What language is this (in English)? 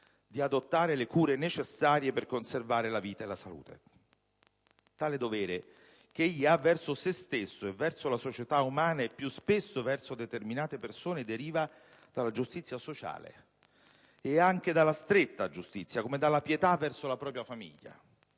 Italian